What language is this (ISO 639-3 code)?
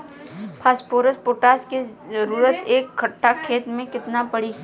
bho